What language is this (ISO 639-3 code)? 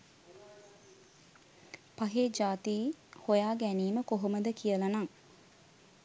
sin